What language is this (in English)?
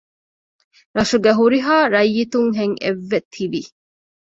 Divehi